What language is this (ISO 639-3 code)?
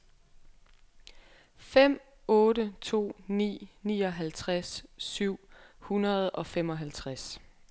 dan